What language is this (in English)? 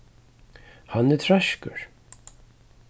Faroese